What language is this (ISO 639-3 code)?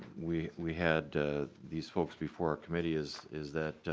eng